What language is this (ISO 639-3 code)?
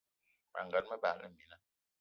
eto